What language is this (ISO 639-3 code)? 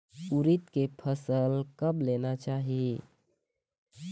hne